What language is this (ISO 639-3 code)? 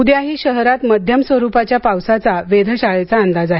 mar